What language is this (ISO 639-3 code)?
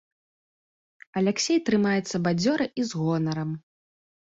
bel